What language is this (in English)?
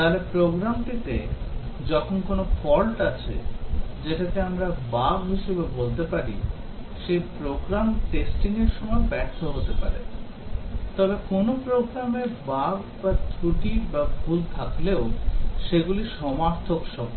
Bangla